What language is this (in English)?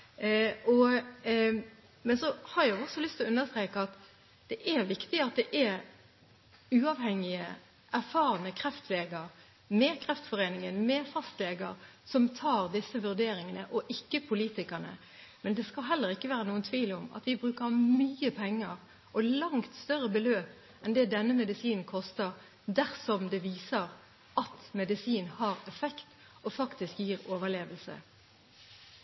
Norwegian Bokmål